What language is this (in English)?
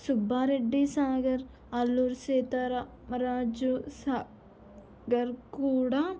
Telugu